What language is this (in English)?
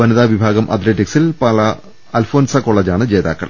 Malayalam